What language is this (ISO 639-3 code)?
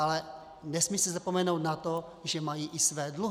ces